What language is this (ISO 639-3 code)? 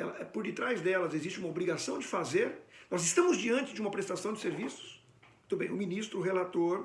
por